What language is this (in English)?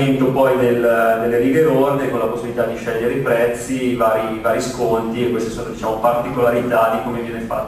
Italian